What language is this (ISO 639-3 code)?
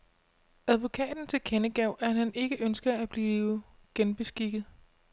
dan